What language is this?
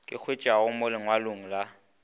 Northern Sotho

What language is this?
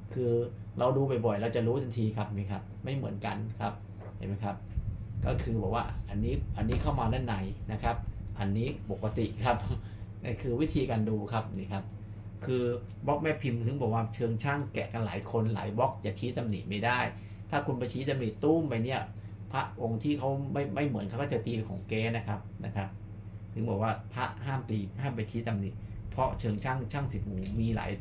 Thai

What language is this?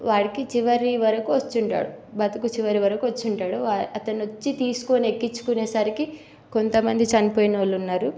Telugu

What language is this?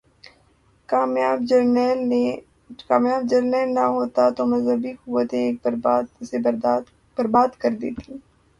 Urdu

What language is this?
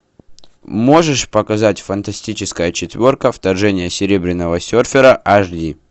Russian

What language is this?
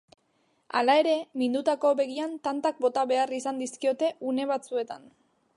Basque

